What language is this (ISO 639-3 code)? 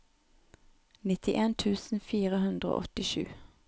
nor